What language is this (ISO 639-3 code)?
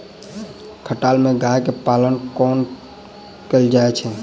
mai